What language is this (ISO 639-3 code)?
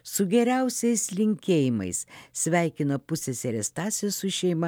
lit